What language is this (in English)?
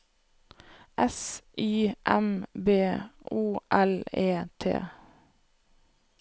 Norwegian